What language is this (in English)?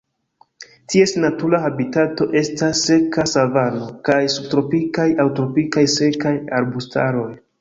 Esperanto